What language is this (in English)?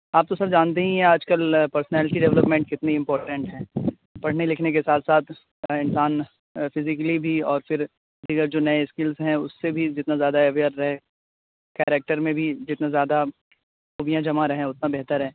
Urdu